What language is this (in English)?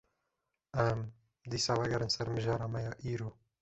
Kurdish